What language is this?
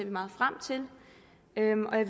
Danish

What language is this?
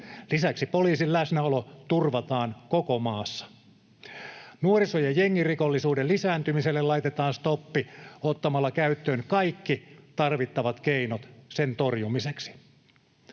Finnish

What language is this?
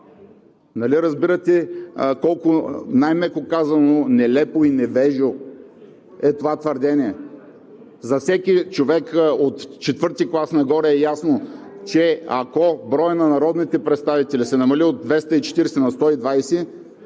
Bulgarian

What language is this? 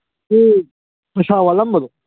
Manipuri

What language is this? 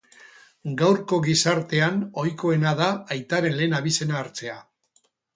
Basque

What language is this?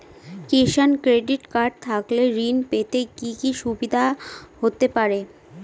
Bangla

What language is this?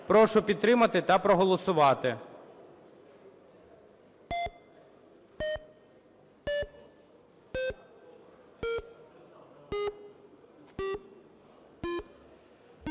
Ukrainian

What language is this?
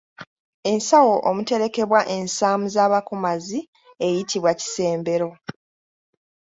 Ganda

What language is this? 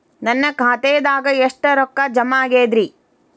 Kannada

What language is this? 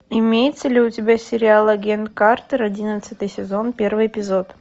Russian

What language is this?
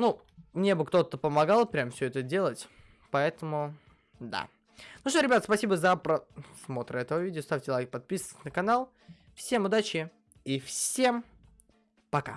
Russian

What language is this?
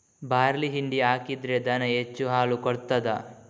Kannada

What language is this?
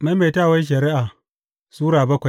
Hausa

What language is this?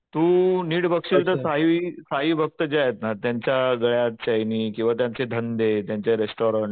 Marathi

